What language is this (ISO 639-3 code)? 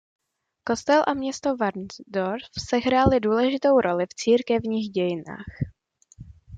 ces